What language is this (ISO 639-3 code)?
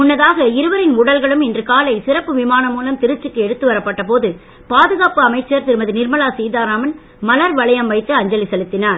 tam